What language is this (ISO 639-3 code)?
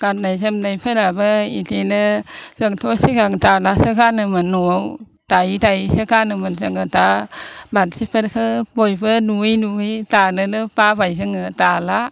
brx